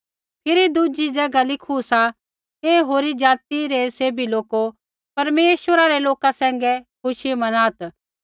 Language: Kullu Pahari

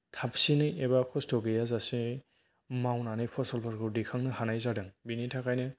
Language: Bodo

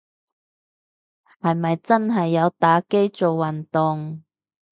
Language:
Cantonese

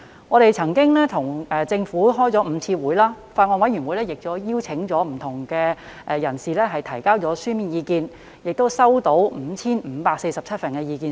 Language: Cantonese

